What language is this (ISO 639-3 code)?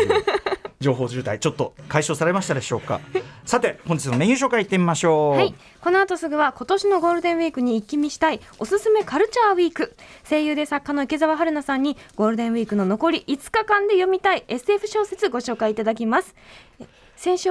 jpn